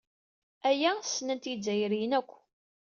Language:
Kabyle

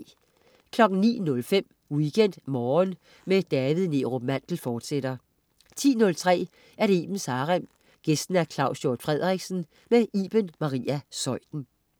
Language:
Danish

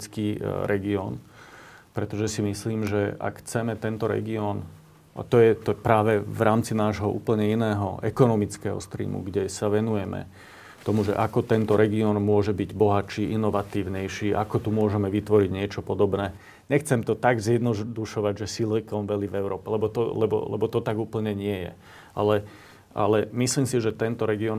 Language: Slovak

